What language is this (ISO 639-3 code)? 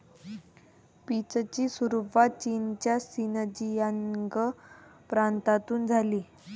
mar